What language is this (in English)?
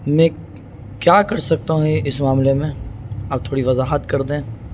Urdu